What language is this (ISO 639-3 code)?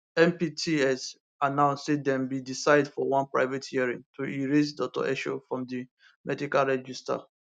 pcm